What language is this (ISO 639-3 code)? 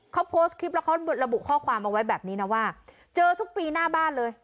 tha